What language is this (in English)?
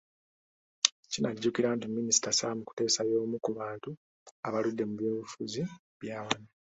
Ganda